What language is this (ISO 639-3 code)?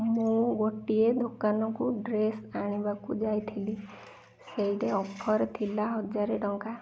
ori